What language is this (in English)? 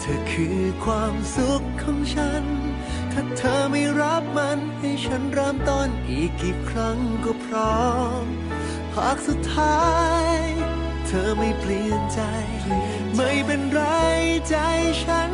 Thai